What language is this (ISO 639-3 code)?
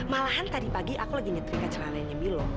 ind